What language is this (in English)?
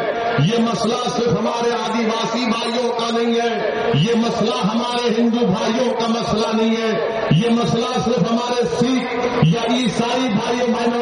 Urdu